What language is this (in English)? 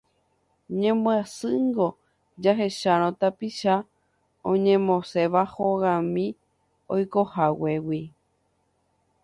Guarani